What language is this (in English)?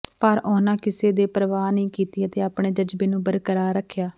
Punjabi